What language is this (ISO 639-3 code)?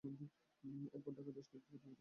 ben